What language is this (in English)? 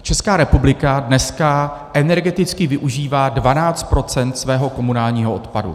Czech